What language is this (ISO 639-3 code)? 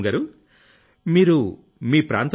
tel